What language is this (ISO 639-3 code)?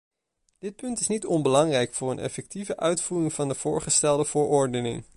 nld